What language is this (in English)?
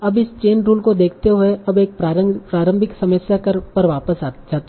Hindi